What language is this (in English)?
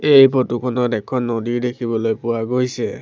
Assamese